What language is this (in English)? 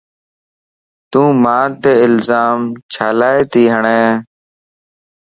Lasi